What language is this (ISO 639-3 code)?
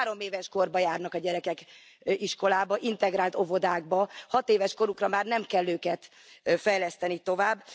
hun